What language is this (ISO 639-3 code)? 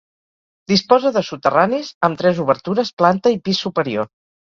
cat